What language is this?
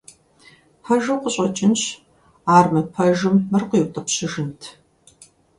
Kabardian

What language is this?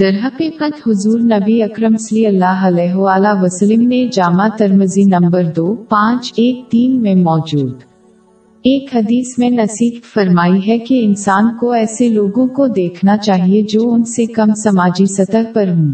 Urdu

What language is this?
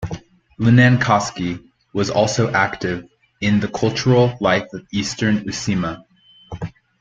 English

